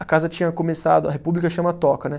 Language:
Portuguese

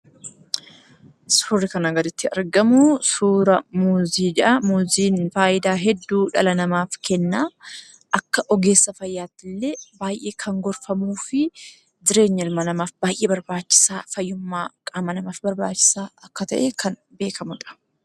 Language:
Oromo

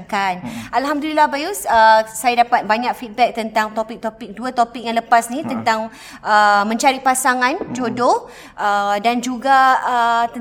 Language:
Malay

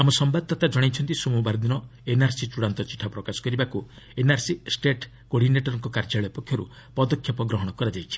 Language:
Odia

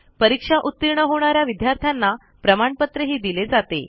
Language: Marathi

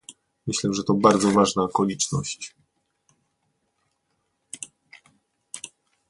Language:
Polish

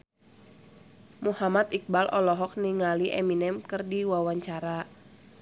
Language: Sundanese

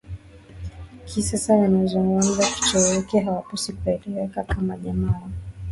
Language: Swahili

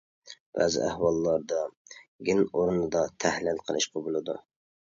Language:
Uyghur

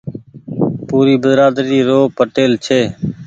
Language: Goaria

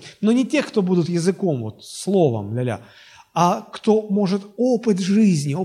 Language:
Russian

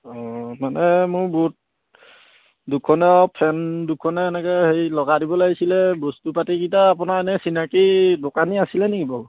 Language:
Assamese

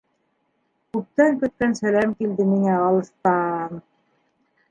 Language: Bashkir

